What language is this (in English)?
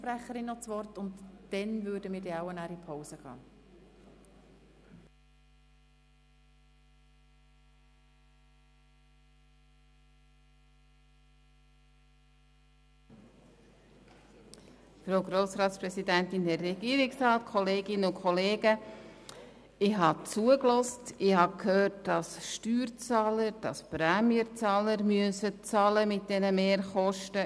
Swiss German